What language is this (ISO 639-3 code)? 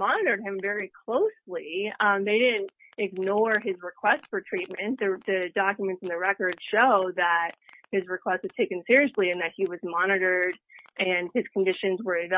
eng